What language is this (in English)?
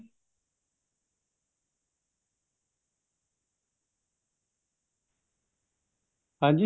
Punjabi